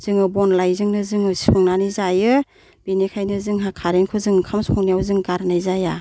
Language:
Bodo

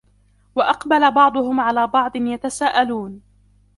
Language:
Arabic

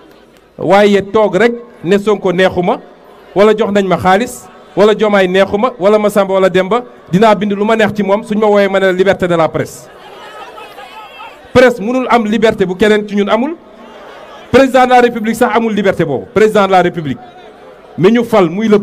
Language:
French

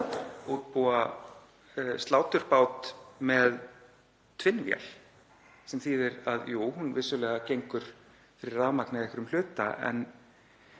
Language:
Icelandic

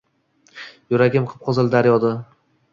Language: Uzbek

